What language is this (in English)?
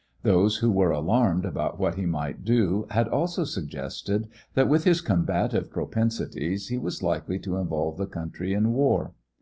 English